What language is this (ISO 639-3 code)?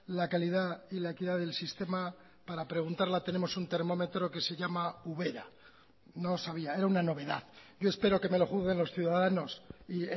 spa